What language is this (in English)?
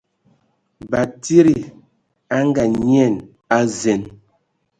Ewondo